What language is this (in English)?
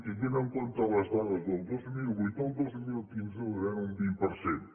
Catalan